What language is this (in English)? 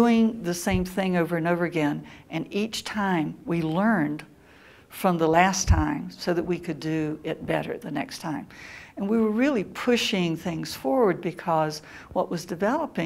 English